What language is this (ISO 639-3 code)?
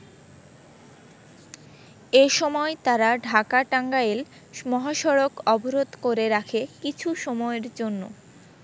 ben